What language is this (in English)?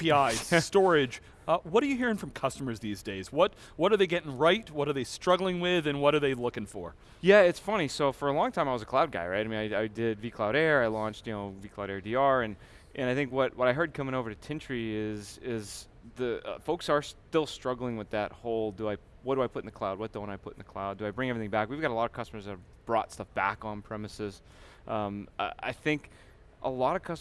English